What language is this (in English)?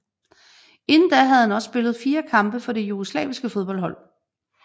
Danish